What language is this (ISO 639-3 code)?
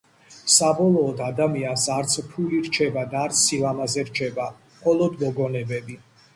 kat